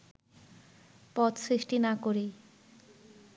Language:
Bangla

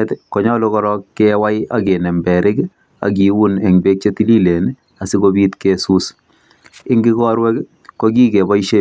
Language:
Kalenjin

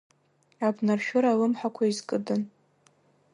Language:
Abkhazian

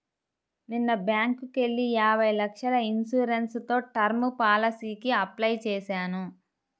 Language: Telugu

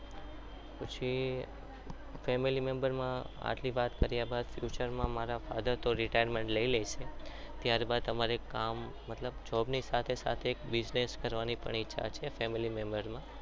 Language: Gujarati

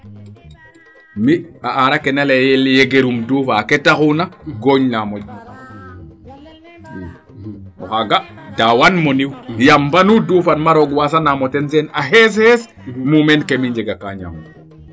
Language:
Serer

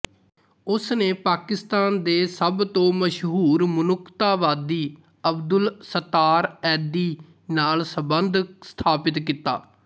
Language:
Punjabi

